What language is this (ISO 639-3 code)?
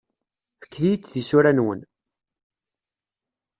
kab